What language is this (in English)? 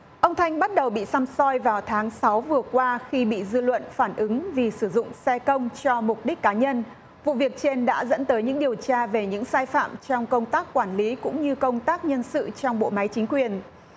Vietnamese